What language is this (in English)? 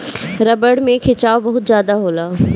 Bhojpuri